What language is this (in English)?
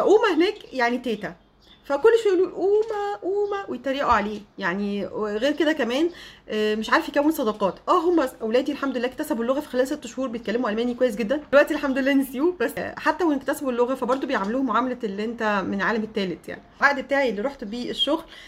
Arabic